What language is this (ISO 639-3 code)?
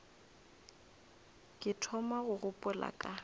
nso